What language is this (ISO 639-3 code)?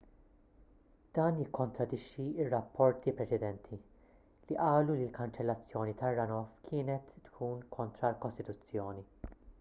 mlt